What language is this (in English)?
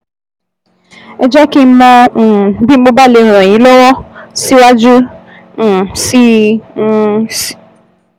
Yoruba